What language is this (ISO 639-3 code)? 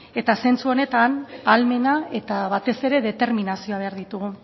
eus